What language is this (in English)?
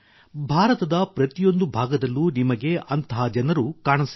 Kannada